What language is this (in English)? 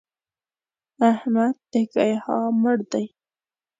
Pashto